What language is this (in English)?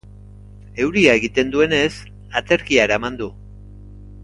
Basque